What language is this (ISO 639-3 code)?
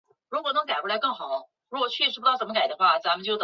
zho